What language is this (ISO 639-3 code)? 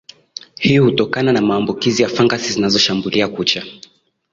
swa